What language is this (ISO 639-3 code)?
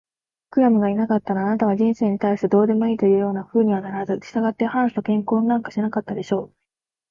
jpn